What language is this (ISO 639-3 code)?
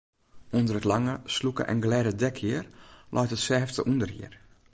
fry